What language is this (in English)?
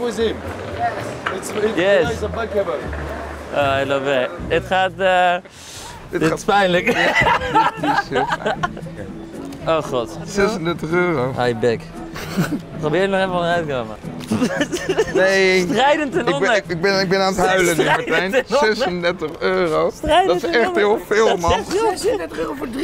Dutch